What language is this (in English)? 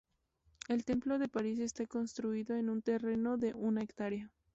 Spanish